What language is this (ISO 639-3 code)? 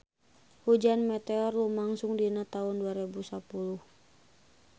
sun